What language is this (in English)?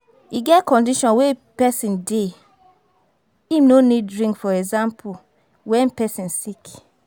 Nigerian Pidgin